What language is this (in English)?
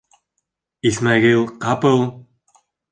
Bashkir